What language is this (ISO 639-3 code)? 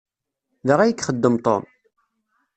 kab